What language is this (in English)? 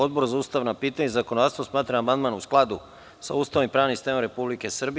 Serbian